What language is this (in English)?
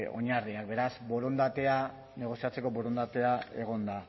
Basque